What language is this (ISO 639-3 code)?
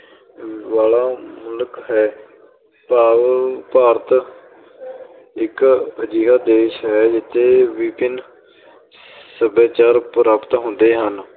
pan